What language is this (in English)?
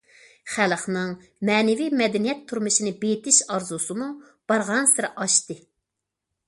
Uyghur